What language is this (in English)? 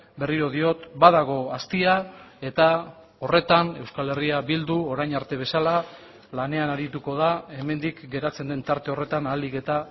Basque